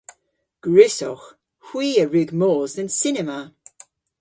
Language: Cornish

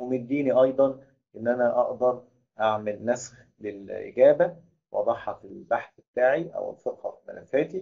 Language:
Arabic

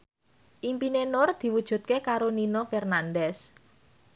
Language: Javanese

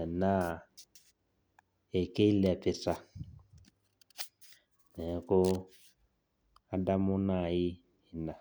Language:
Masai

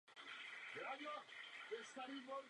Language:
Czech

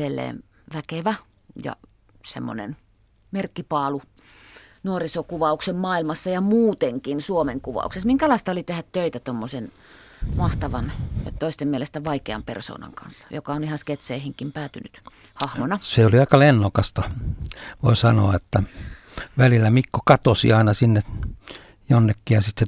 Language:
Finnish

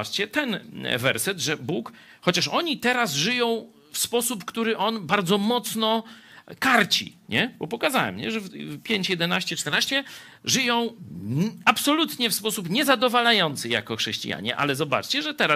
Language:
Polish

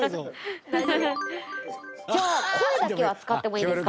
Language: Japanese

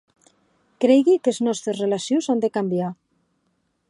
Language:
Occitan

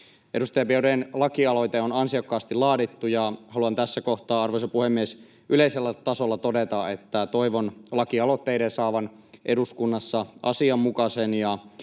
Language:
Finnish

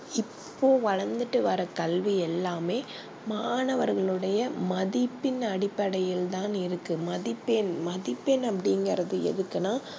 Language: Tamil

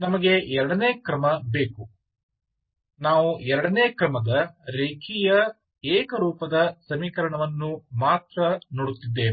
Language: Kannada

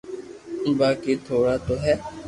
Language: Loarki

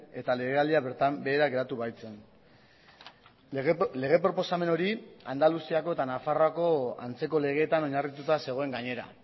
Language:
Basque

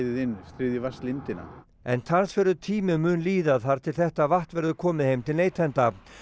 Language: Icelandic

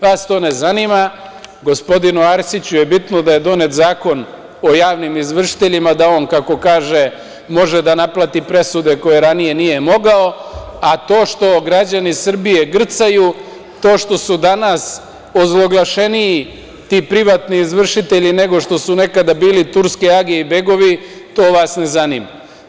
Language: Serbian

